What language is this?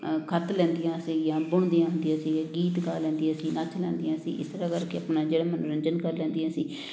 Punjabi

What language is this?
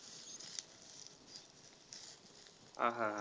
Marathi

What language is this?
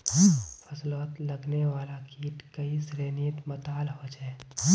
Magahi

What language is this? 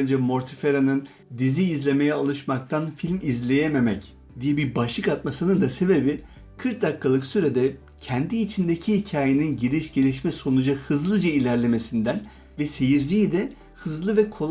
Turkish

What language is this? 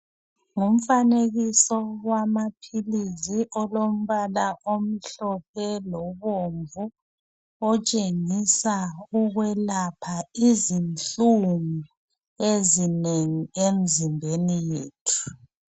North Ndebele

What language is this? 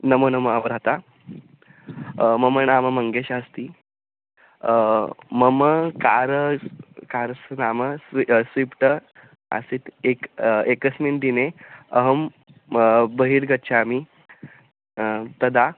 Sanskrit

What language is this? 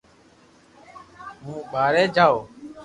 Loarki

